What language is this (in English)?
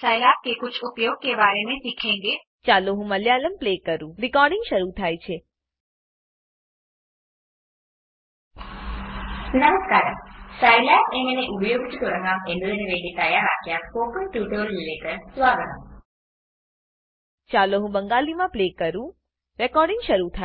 Gujarati